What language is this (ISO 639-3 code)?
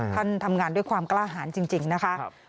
tha